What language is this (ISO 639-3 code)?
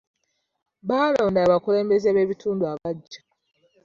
lug